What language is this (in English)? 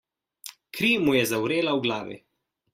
Slovenian